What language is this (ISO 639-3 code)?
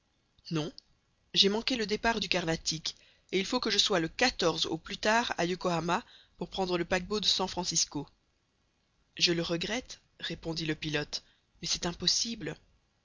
fra